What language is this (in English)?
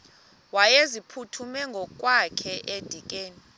Xhosa